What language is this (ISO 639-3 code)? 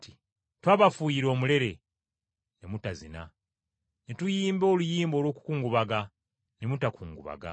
lug